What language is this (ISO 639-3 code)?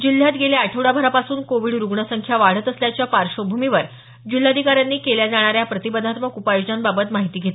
mar